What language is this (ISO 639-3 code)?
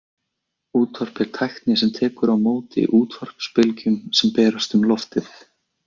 isl